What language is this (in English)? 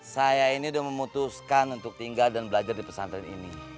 Indonesian